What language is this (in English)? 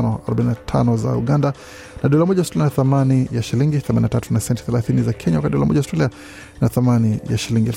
Swahili